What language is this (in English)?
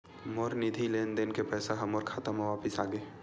Chhattisgarhi